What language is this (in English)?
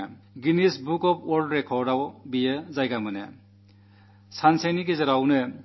Malayalam